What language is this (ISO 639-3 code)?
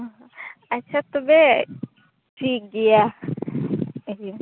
sat